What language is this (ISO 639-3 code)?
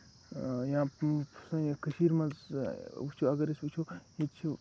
kas